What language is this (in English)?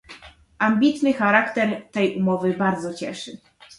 Polish